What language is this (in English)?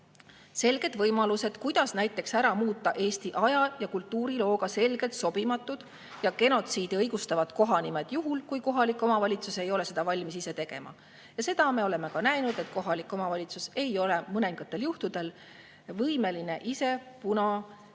Estonian